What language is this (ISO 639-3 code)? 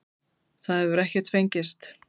isl